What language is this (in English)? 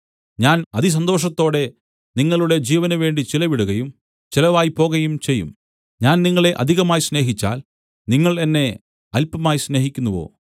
Malayalam